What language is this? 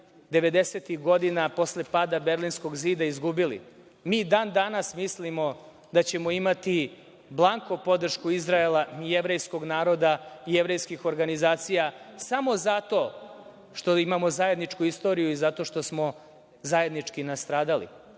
Serbian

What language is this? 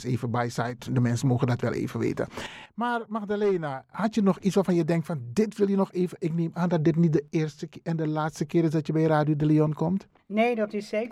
Dutch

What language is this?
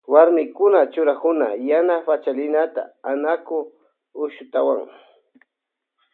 Loja Highland Quichua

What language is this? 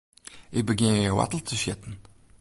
Western Frisian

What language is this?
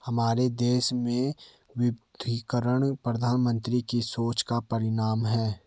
Hindi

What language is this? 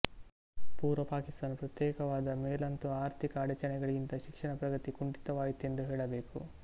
Kannada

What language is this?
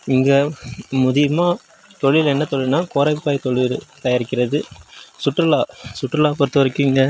Tamil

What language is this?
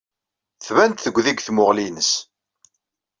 Kabyle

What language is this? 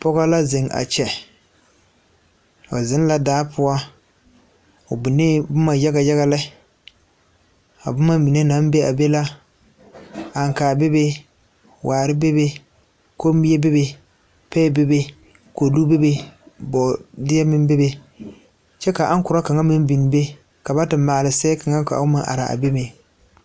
Southern Dagaare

